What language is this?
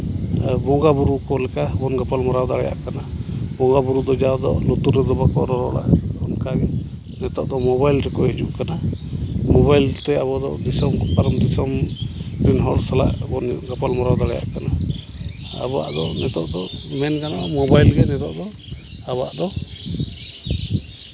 Santali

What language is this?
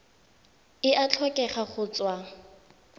Tswana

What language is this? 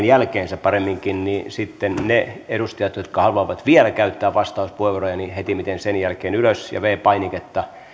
Finnish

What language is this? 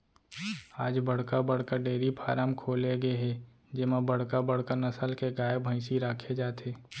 Chhattisgarhi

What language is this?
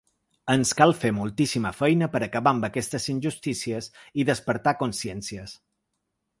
Catalan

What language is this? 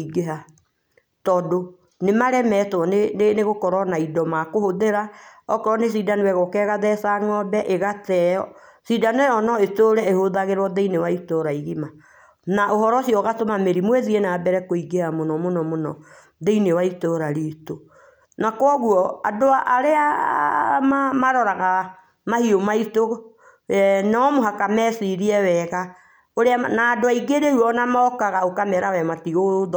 Kikuyu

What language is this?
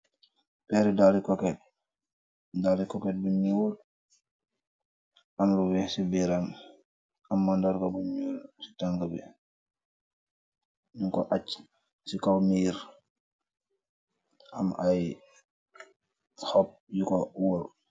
Wolof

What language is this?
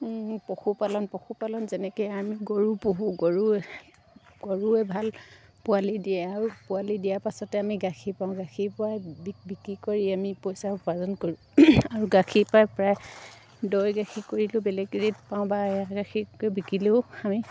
Assamese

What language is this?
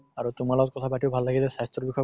Assamese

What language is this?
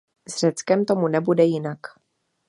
Czech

